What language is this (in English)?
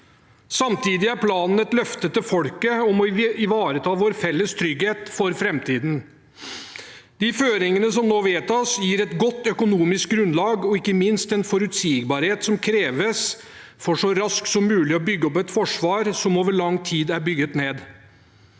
Norwegian